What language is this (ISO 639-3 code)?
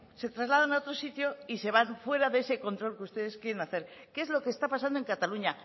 spa